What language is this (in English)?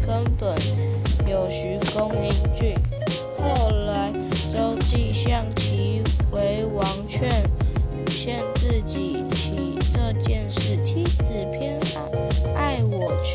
Chinese